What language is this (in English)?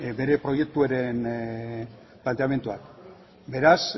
Basque